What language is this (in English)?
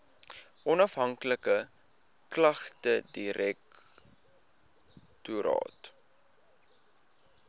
Afrikaans